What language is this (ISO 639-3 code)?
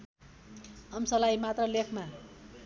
nep